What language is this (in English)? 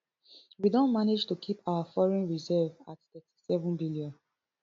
Nigerian Pidgin